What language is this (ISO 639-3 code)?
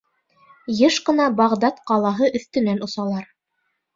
bak